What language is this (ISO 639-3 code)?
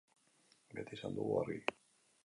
eus